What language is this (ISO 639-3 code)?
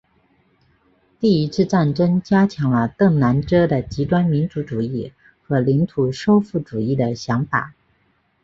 zho